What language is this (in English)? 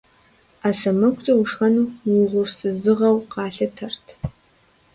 Kabardian